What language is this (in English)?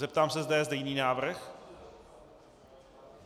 Czech